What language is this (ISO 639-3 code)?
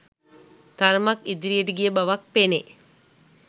sin